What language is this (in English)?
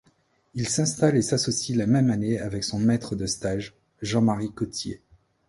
French